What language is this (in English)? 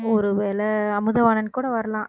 Tamil